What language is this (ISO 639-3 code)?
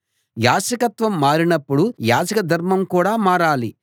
tel